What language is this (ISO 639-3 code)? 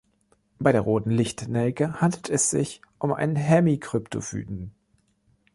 deu